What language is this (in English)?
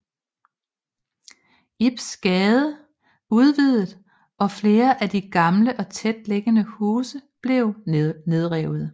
Danish